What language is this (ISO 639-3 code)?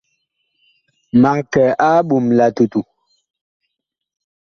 bkh